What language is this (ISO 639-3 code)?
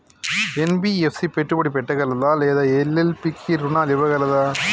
tel